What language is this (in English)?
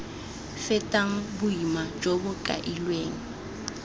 Tswana